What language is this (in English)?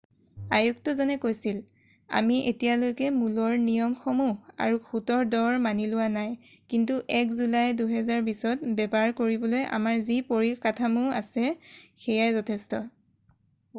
Assamese